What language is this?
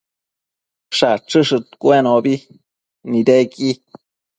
Matsés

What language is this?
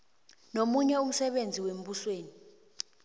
South Ndebele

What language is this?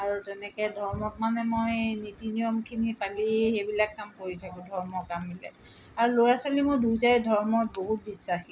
Assamese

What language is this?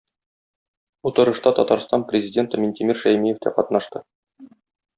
Tatar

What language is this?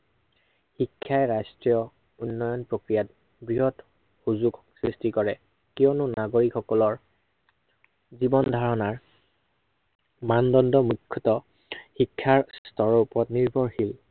Assamese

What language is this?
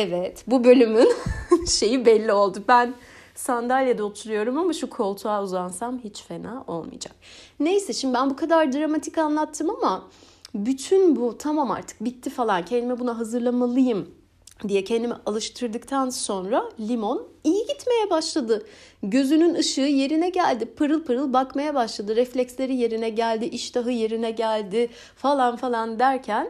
Turkish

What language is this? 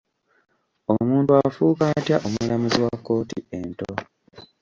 Ganda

